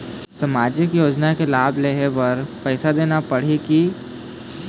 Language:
Chhattisgarhi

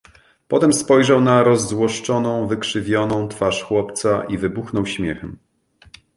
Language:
Polish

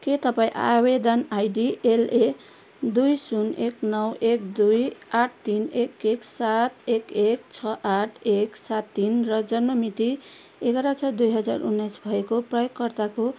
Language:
Nepali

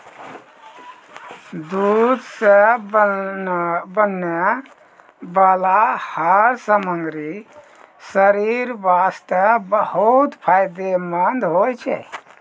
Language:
Maithili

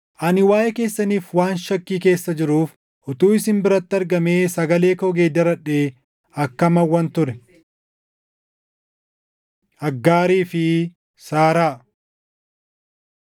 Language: Oromo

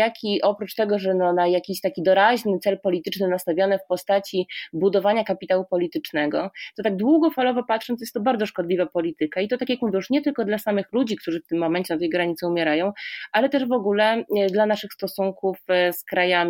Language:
Polish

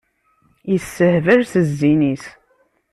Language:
Kabyle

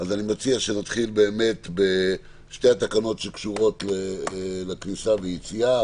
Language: Hebrew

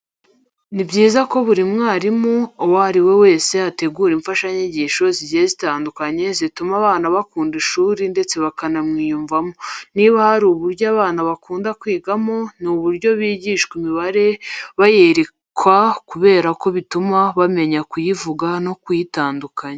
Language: Kinyarwanda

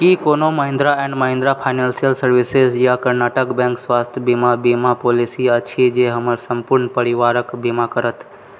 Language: Maithili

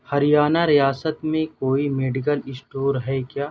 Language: Urdu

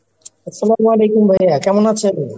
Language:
Bangla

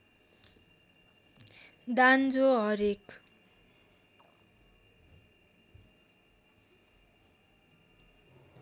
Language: Nepali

